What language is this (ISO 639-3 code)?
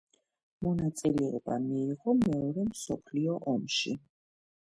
kat